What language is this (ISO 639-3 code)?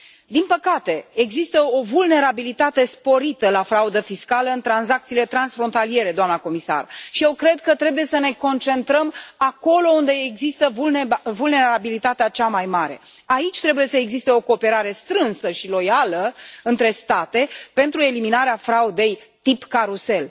ron